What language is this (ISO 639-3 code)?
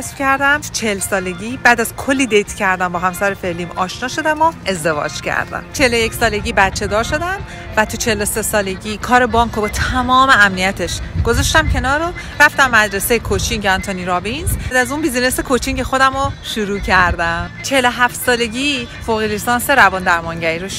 fas